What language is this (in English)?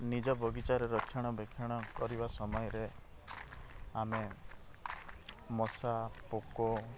Odia